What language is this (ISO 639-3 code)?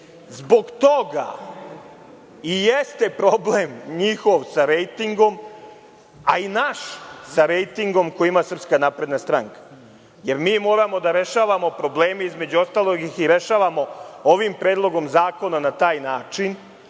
srp